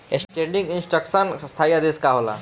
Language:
Bhojpuri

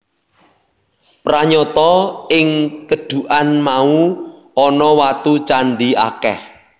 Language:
Javanese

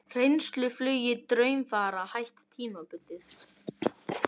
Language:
Icelandic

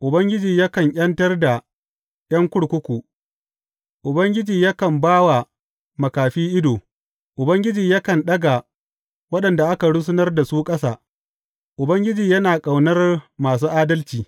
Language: Hausa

